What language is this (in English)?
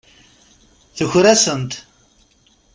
Kabyle